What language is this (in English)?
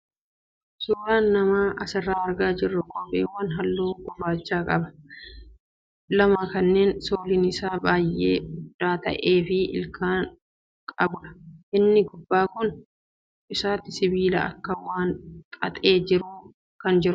Oromo